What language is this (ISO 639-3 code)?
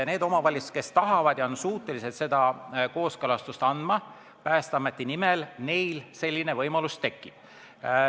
est